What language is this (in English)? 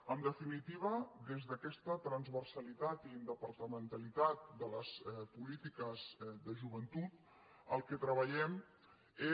Catalan